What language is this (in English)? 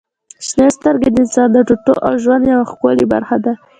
Pashto